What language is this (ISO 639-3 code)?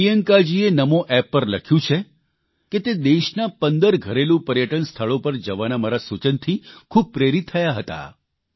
guj